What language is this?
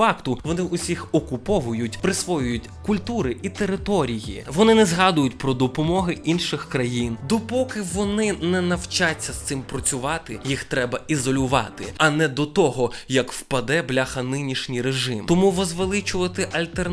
Ukrainian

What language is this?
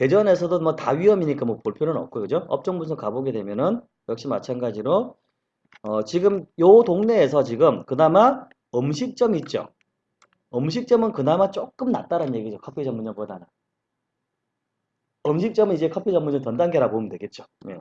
Korean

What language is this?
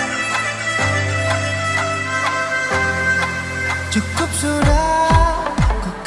Indonesian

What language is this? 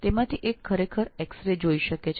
Gujarati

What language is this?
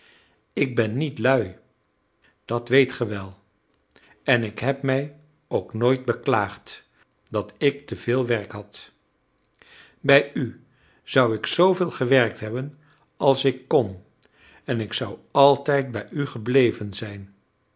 Dutch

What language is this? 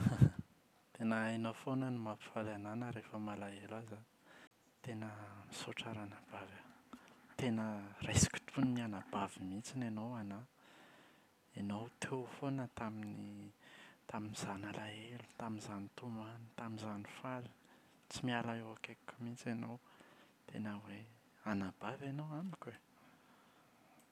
Malagasy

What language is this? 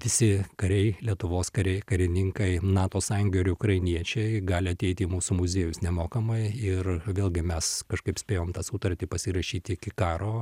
Lithuanian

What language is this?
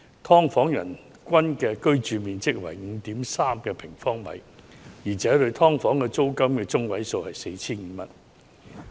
Cantonese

